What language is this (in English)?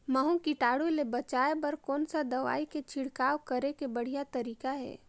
Chhattisgarhi